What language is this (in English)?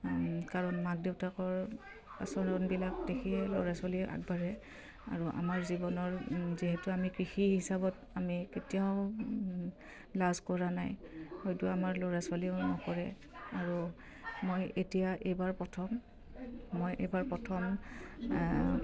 Assamese